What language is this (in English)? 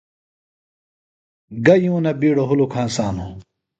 Phalura